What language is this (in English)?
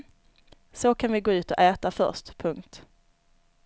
Swedish